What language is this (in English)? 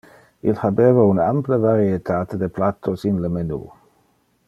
Interlingua